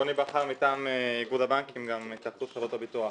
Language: Hebrew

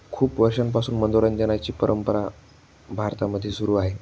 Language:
Marathi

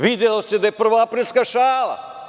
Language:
Serbian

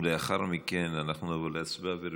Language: Hebrew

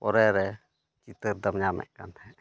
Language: Santali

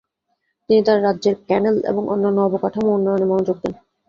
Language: Bangla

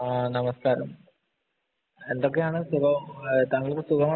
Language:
Malayalam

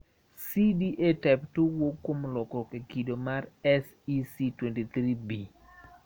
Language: Luo (Kenya and Tanzania)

